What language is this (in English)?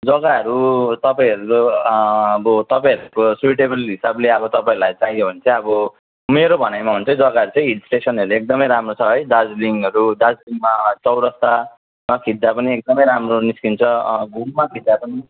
Nepali